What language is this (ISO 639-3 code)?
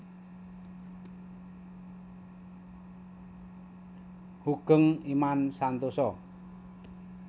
jav